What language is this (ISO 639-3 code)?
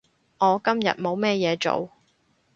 yue